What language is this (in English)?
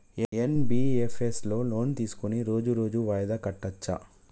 Telugu